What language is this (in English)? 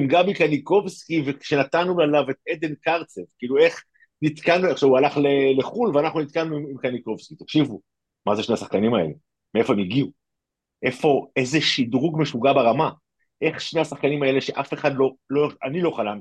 Hebrew